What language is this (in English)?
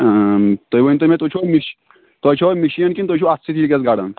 Kashmiri